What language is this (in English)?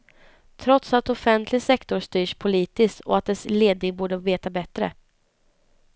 Swedish